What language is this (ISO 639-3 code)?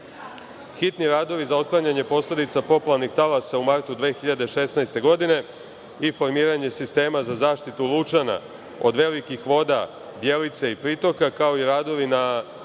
srp